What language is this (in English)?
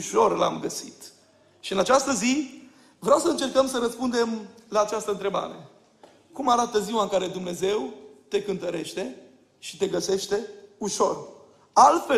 Romanian